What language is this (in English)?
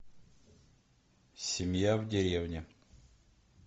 Russian